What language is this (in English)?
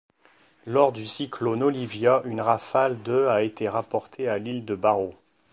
French